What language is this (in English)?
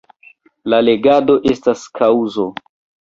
Esperanto